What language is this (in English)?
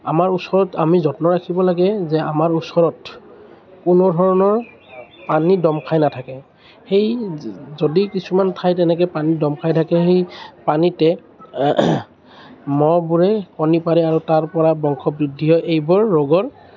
Assamese